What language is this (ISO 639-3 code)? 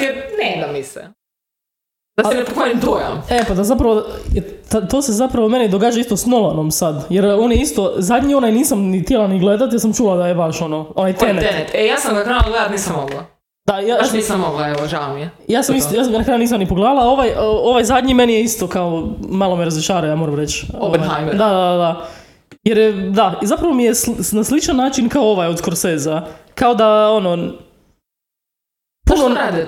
hrv